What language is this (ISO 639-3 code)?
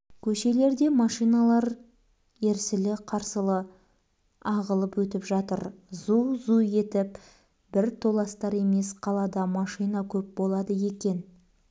kaz